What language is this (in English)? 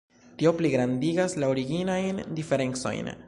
Esperanto